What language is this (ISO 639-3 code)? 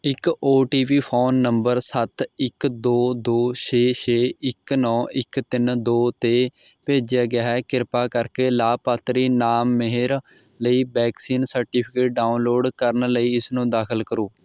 pan